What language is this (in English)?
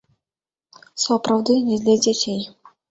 Belarusian